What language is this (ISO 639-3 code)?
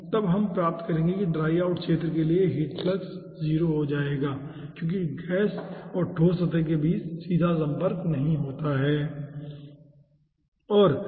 hin